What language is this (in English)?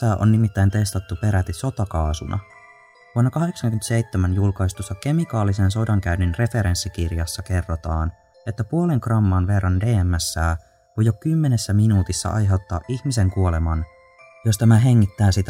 Finnish